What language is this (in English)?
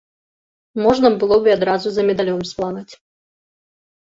Belarusian